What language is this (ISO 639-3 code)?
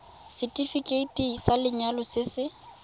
tsn